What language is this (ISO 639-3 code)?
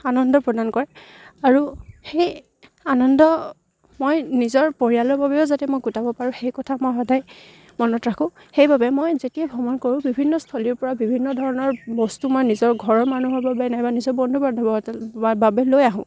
asm